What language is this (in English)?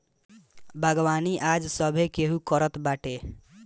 Bhojpuri